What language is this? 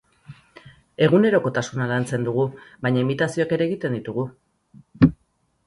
Basque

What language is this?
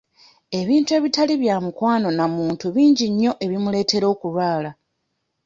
Ganda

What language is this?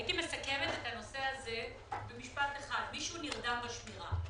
Hebrew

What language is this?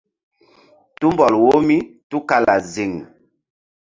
Mbum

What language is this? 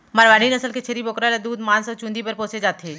Chhattisgarhi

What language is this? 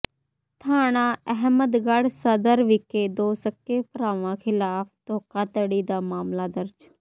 Punjabi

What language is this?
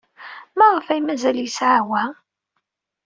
Kabyle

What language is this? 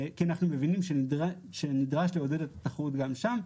Hebrew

